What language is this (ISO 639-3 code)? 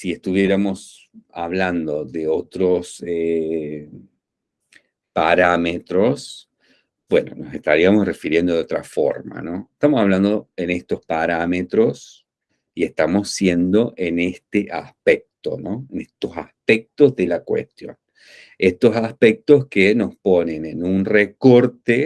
spa